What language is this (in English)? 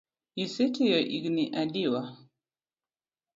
Luo (Kenya and Tanzania)